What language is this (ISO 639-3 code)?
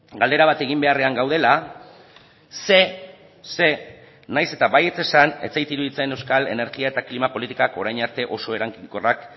eus